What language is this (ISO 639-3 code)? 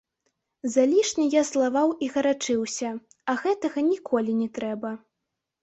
bel